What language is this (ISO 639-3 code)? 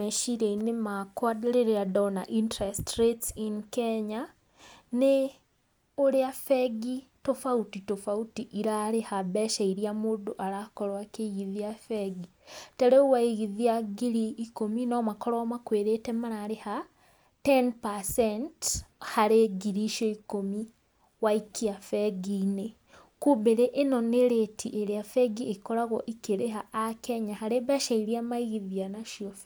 kik